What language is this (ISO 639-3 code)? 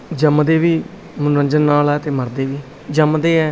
pan